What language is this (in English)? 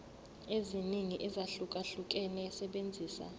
Zulu